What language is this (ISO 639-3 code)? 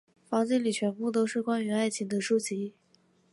zho